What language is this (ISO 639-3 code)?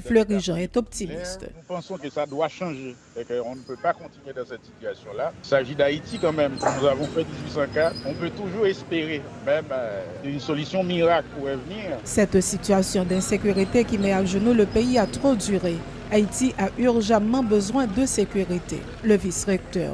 fra